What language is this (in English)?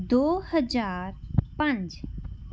Punjabi